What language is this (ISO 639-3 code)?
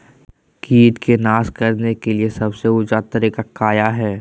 mag